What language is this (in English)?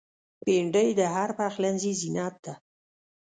Pashto